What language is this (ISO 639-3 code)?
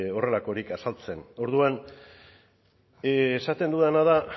eus